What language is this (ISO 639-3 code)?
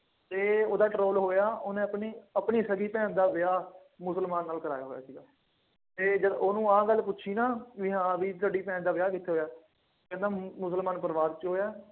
pan